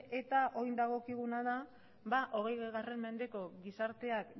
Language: Basque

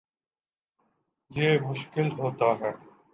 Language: Urdu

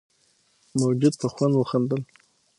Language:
Pashto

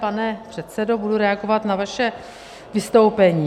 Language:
Czech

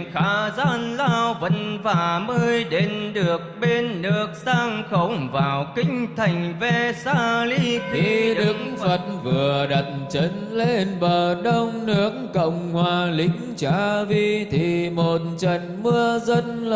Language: Vietnamese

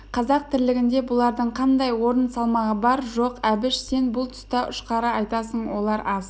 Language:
Kazakh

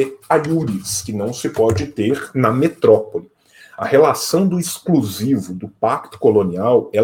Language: Portuguese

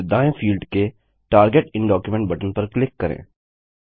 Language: Hindi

